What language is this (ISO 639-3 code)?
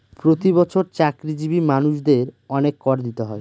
ben